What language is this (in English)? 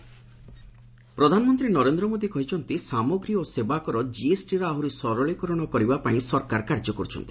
Odia